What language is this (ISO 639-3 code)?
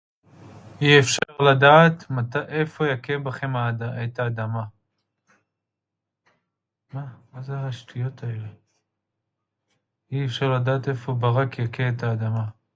heb